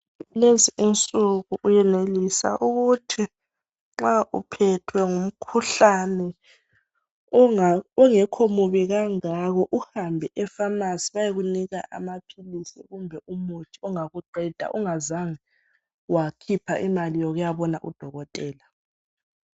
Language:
North Ndebele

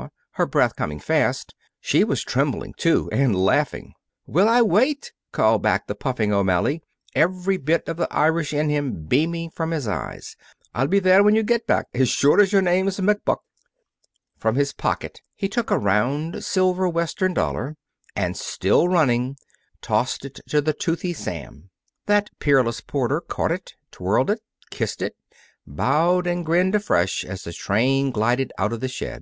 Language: English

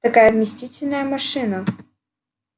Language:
Russian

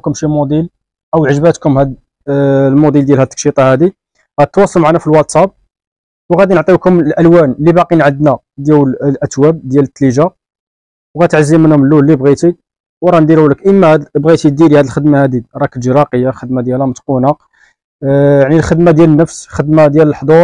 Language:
Arabic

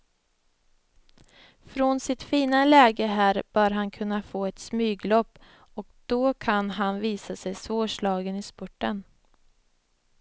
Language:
Swedish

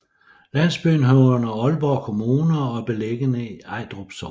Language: Danish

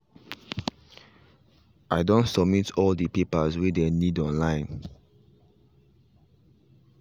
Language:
Nigerian Pidgin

